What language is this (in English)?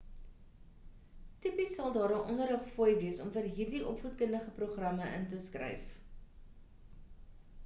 Afrikaans